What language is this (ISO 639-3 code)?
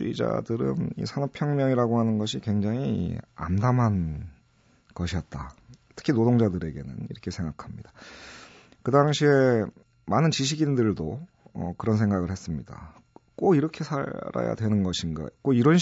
kor